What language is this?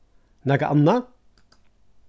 Faroese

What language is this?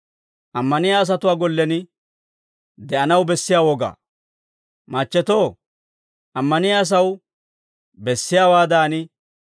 Dawro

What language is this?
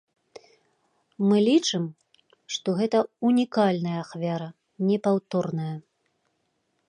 Belarusian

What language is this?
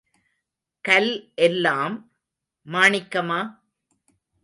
Tamil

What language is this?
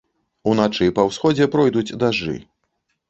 Belarusian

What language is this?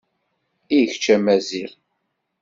Kabyle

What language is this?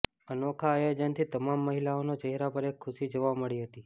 Gujarati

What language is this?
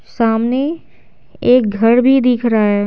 Hindi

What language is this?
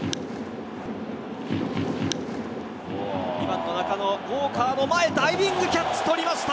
Japanese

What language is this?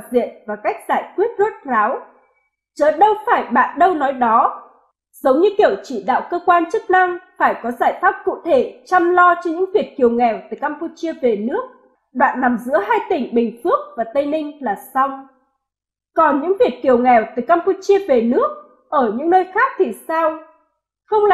Vietnamese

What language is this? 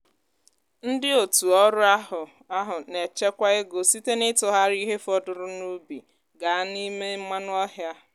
Igbo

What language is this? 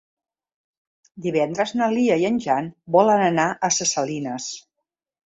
Catalan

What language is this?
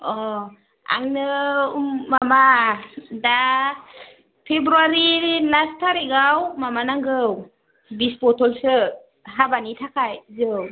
Bodo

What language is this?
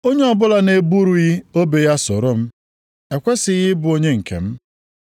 Igbo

